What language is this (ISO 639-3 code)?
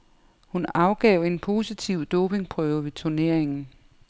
dan